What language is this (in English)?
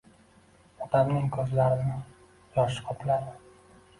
Uzbek